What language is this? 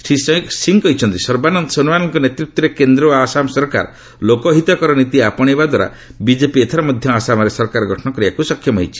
Odia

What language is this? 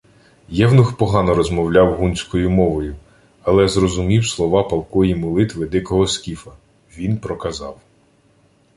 Ukrainian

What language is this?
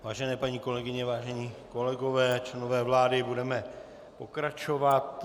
Czech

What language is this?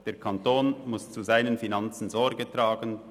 Swiss German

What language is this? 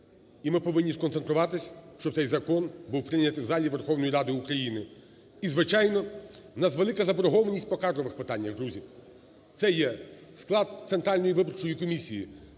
Ukrainian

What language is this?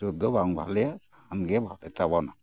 Santali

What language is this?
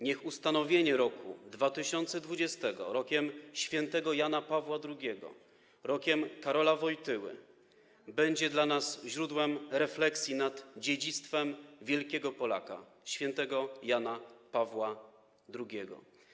Polish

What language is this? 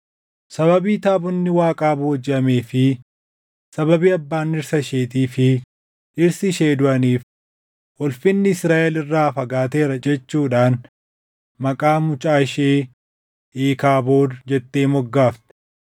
Oromo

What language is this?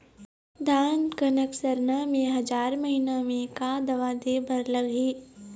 Chhattisgarhi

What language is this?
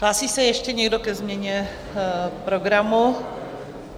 Czech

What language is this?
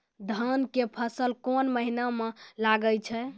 Maithili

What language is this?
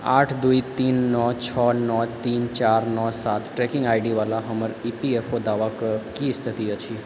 Maithili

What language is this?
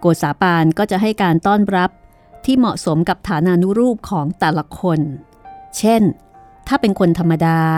Thai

